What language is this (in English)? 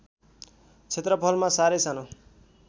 Nepali